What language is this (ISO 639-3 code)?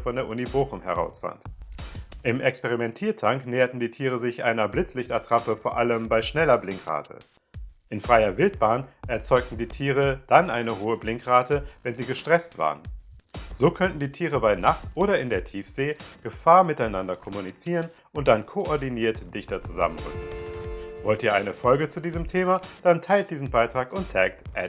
deu